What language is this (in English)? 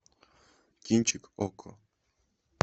Russian